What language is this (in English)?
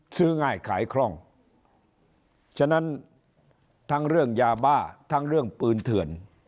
Thai